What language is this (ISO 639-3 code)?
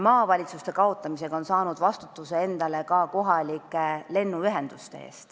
est